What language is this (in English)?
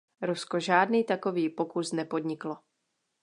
Czech